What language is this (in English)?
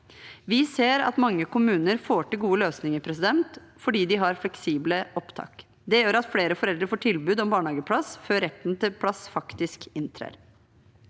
Norwegian